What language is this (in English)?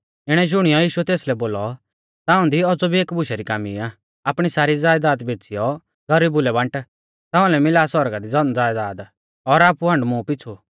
Mahasu Pahari